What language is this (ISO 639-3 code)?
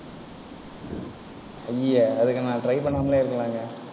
tam